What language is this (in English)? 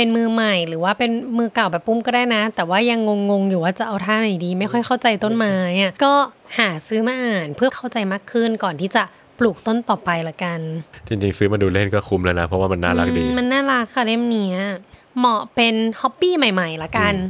Thai